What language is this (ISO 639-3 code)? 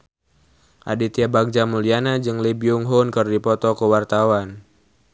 sun